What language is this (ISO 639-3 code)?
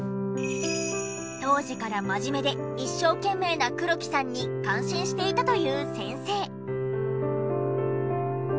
jpn